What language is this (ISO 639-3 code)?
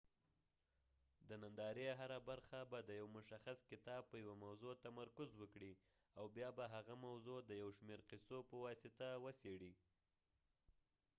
pus